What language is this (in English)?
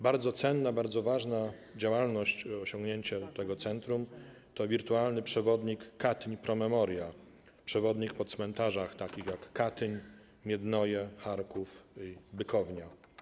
Polish